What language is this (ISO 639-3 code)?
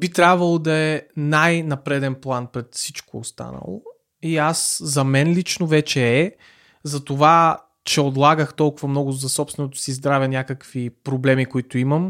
bul